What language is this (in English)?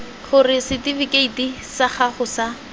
Tswana